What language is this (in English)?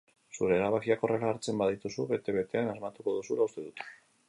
Basque